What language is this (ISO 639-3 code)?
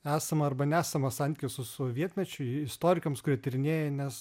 lit